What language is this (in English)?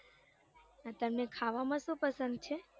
Gujarati